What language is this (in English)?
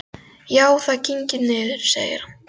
Icelandic